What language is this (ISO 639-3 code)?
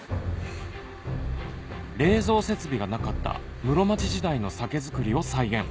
jpn